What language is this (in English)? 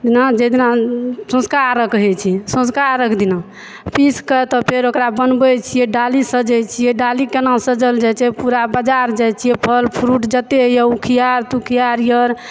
Maithili